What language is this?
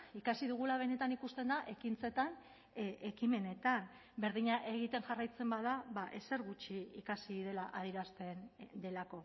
Basque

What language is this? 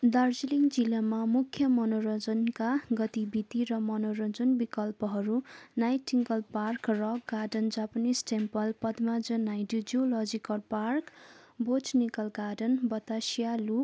Nepali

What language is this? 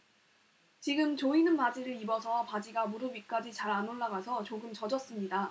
Korean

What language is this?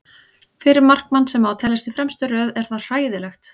Icelandic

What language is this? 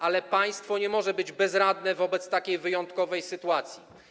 Polish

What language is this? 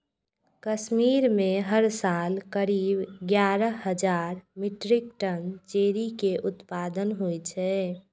Maithili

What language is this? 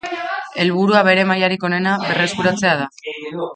Basque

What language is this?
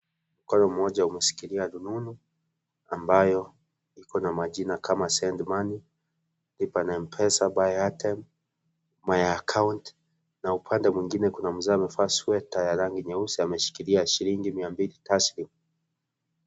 Swahili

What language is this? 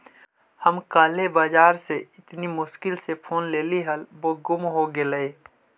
Magahi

